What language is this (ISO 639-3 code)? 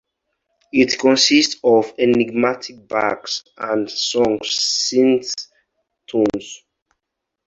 eng